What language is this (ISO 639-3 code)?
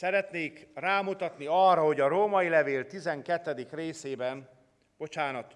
hun